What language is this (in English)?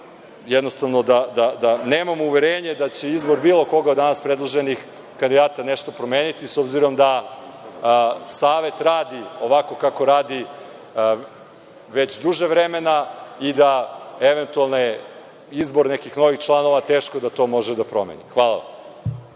Serbian